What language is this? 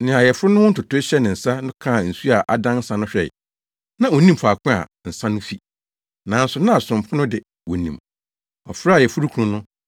Akan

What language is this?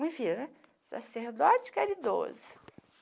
Portuguese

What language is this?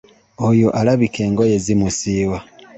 Ganda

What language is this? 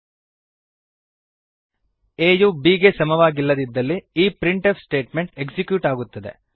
Kannada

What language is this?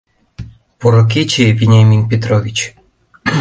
Mari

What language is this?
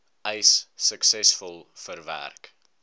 Afrikaans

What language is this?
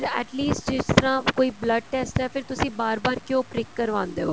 Punjabi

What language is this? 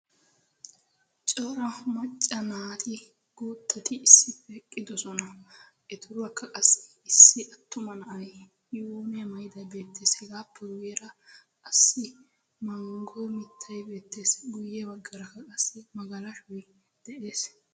Wolaytta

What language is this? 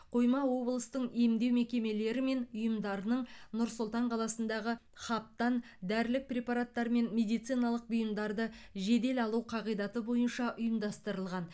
Kazakh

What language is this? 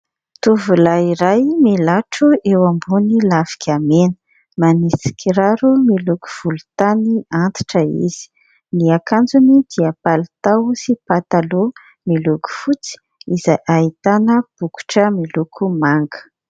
Malagasy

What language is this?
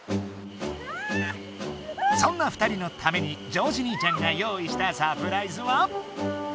Japanese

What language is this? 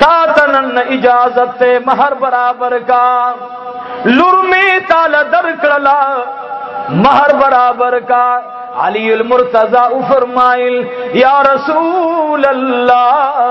Arabic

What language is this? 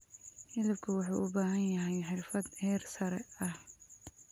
Somali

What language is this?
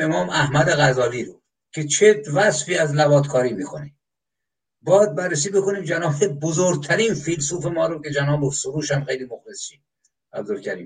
Persian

